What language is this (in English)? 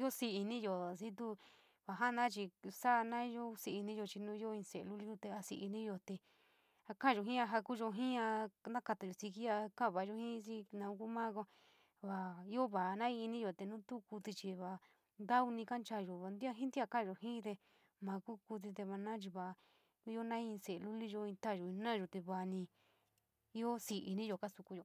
San Miguel El Grande Mixtec